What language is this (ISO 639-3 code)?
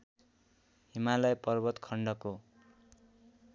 nep